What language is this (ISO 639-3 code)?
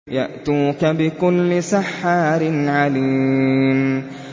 ara